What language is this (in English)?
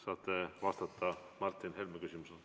Estonian